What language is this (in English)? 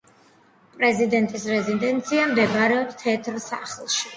Georgian